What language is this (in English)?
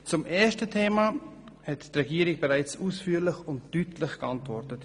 Swiss German